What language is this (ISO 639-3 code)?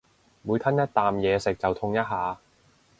yue